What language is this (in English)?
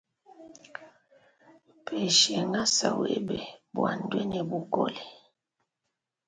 Luba-Lulua